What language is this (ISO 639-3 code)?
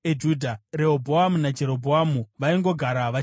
sna